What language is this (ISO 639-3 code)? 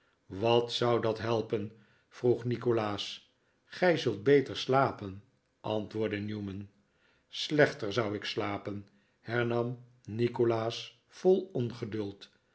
nld